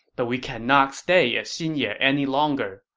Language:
English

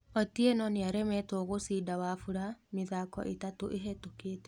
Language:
Kikuyu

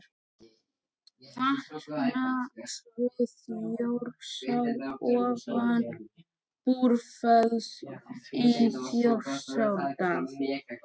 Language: Icelandic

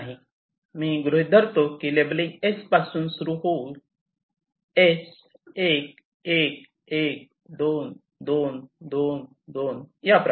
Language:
Marathi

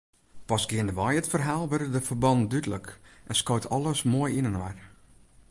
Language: Western Frisian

